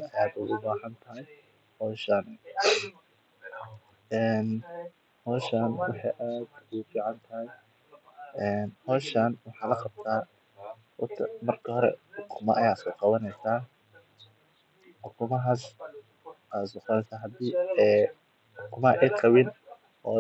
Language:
Somali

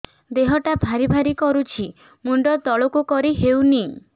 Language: Odia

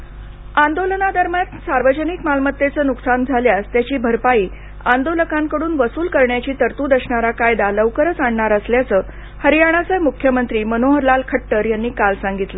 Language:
Marathi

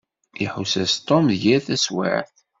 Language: Kabyle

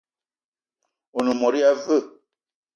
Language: Eton (Cameroon)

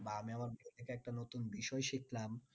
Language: Bangla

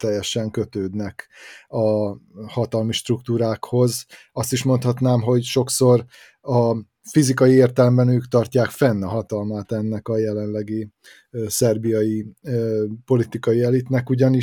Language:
Hungarian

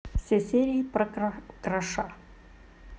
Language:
Russian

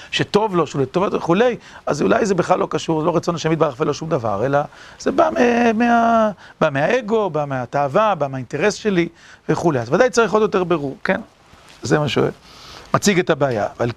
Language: Hebrew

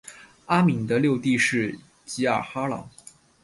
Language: Chinese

